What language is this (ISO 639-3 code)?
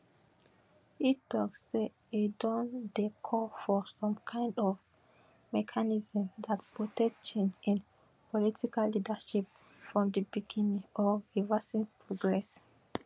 pcm